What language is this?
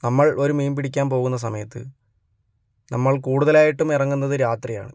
Malayalam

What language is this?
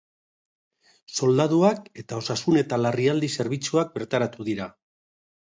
Basque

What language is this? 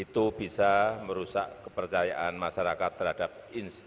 Indonesian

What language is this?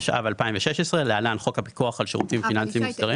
Hebrew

